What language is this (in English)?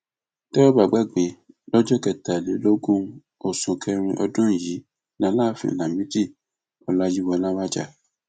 Yoruba